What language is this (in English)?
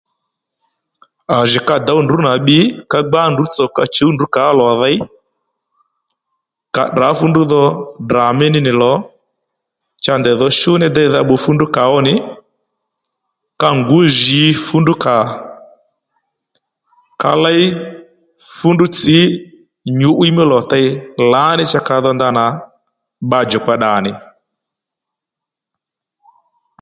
Lendu